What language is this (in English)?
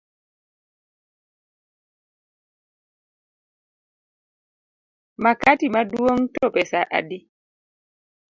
Luo (Kenya and Tanzania)